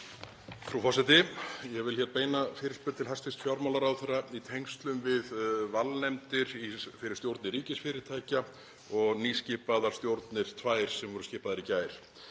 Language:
Icelandic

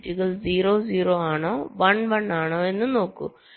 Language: Malayalam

